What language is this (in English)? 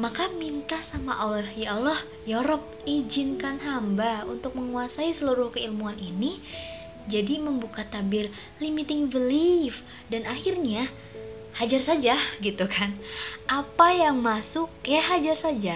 Indonesian